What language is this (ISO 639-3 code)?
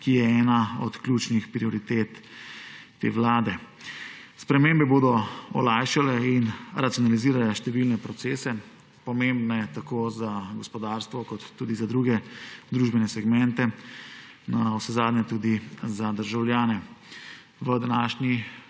slv